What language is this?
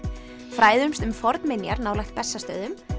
Icelandic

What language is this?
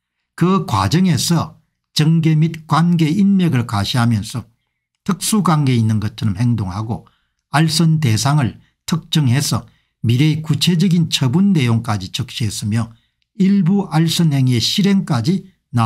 Korean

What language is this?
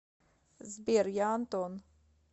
Russian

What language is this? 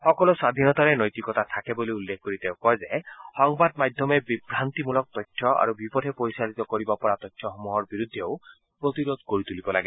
Assamese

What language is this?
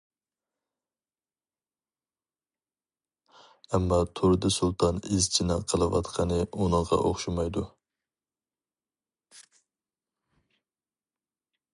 Uyghur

